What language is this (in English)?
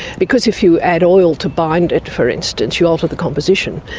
English